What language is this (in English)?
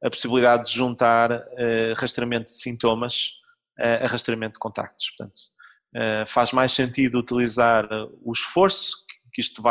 Portuguese